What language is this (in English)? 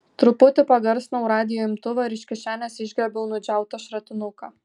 Lithuanian